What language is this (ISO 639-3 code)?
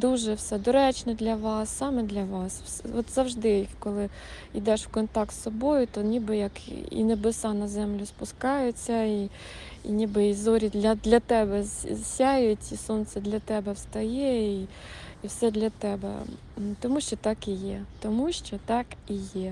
ukr